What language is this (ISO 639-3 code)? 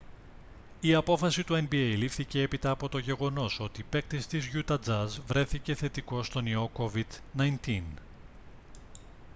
ell